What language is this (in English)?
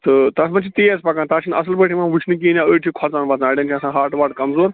Kashmiri